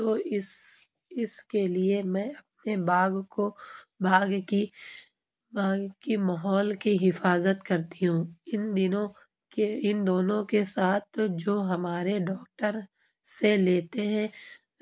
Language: Urdu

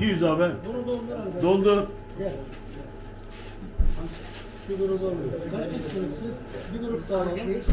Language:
Turkish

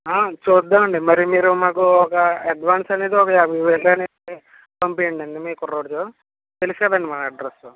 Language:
Telugu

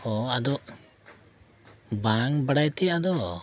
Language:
Santali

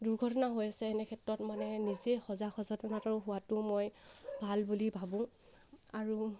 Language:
Assamese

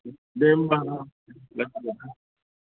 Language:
Bodo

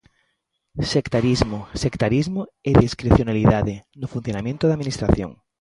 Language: Galician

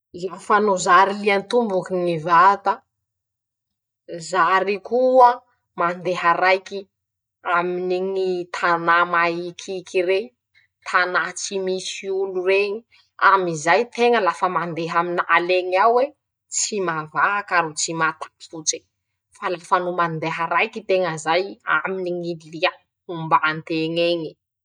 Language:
Masikoro Malagasy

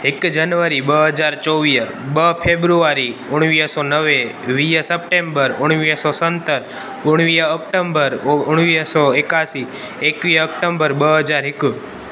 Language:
Sindhi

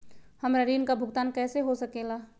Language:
Magahi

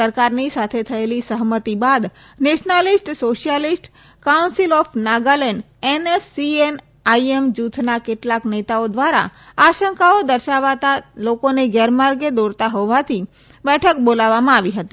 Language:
Gujarati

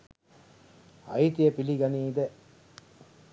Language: Sinhala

